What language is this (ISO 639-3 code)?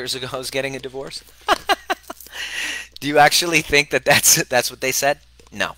eng